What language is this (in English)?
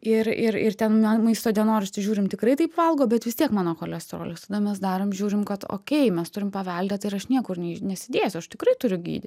Lithuanian